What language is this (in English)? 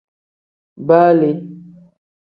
Tem